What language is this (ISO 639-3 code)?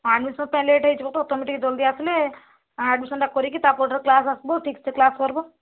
ori